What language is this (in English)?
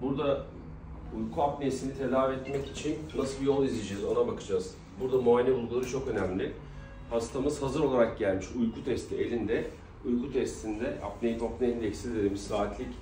Turkish